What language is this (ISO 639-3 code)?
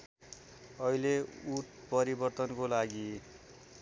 nep